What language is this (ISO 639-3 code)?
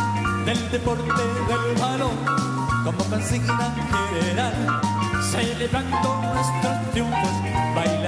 spa